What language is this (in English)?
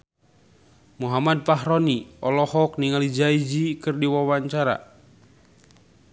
Sundanese